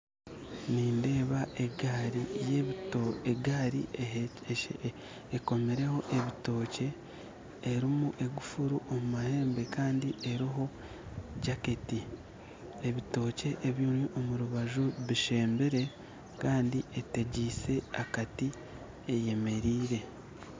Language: Nyankole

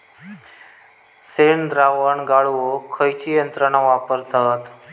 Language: Marathi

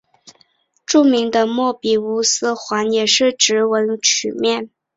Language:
Chinese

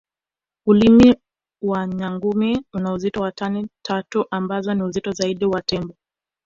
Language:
Swahili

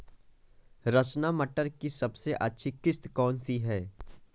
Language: Hindi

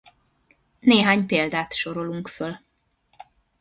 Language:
Hungarian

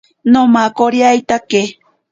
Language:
Ashéninka Perené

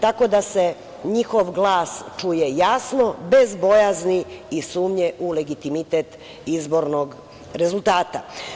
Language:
Serbian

